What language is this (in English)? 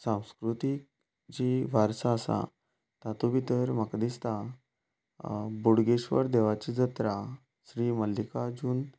Konkani